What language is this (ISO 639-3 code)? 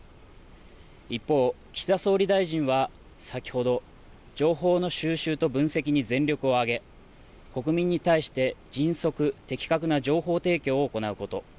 jpn